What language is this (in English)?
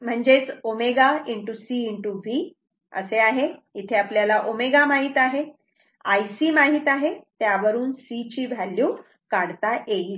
Marathi